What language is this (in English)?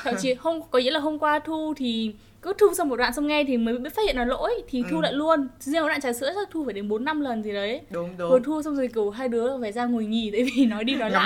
Vietnamese